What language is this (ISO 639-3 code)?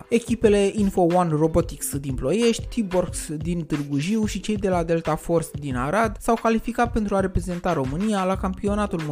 ron